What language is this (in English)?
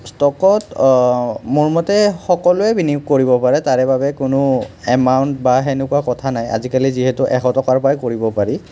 Assamese